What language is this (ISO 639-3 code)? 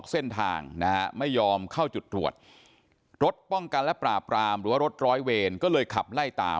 tha